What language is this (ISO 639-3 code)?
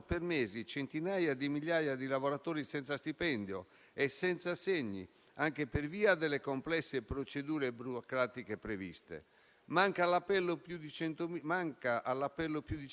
ita